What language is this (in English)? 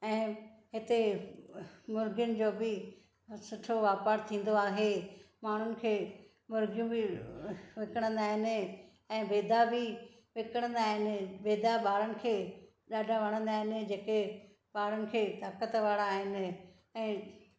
Sindhi